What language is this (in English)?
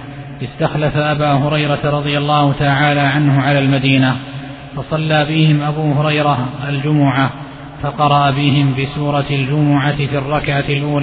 Arabic